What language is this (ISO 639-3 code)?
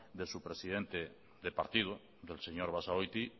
spa